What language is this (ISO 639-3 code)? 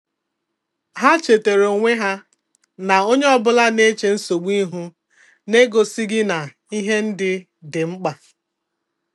ibo